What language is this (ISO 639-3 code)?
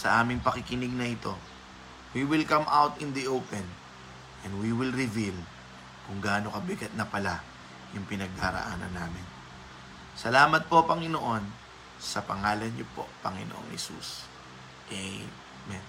fil